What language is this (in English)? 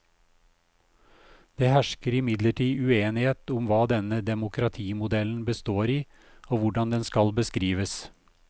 Norwegian